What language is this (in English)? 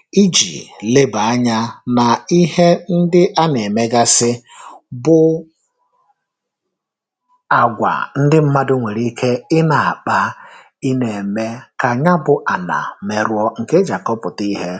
Igbo